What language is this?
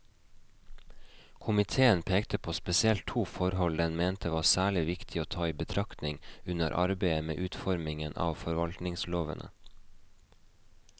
Norwegian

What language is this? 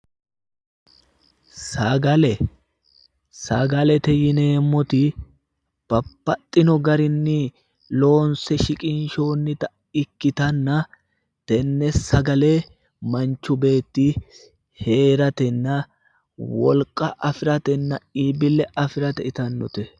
Sidamo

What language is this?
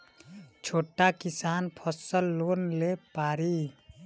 Bhojpuri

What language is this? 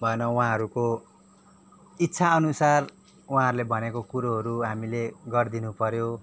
Nepali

